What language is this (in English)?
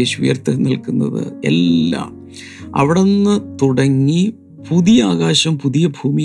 Malayalam